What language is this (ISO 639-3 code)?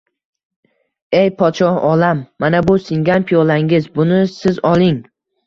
uzb